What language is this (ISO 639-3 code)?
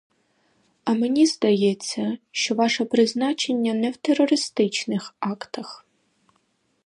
ukr